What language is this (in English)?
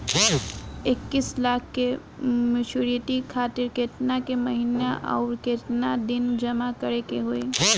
Bhojpuri